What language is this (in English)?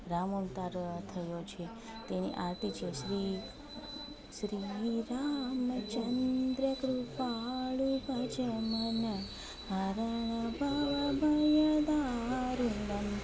Gujarati